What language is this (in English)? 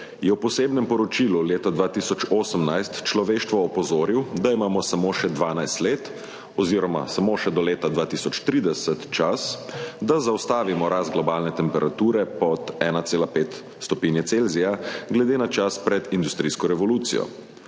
Slovenian